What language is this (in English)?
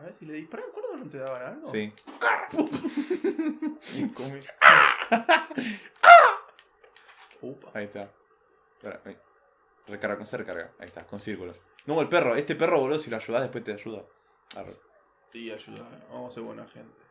Spanish